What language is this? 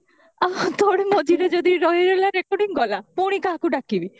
Odia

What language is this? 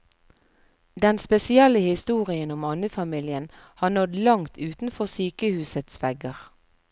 Norwegian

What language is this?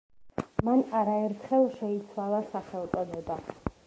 Georgian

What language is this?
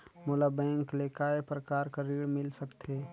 Chhattisgarhi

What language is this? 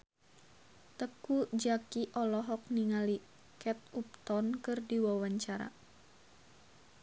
Sundanese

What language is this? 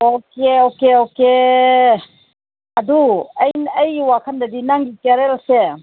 Manipuri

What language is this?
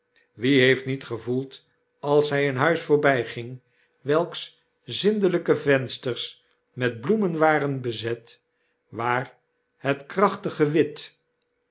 Dutch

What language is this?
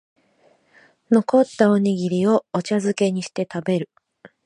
Japanese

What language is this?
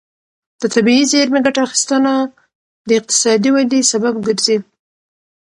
Pashto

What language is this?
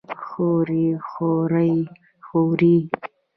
Pashto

